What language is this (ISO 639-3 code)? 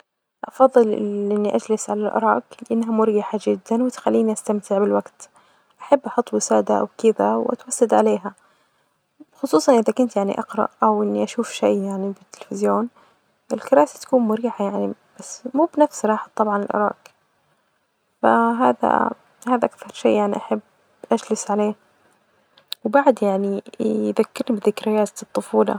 ars